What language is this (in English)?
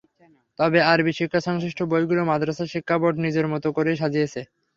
Bangla